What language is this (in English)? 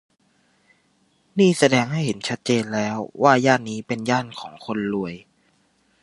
Thai